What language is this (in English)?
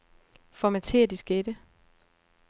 Danish